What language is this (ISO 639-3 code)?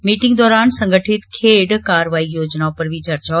doi